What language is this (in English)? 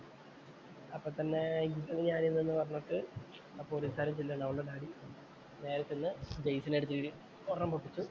Malayalam